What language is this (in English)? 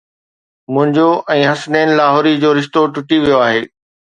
Sindhi